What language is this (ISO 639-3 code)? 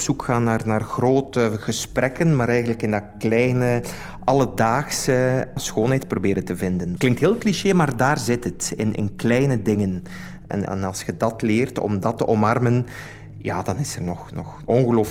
nld